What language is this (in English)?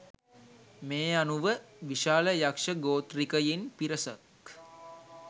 Sinhala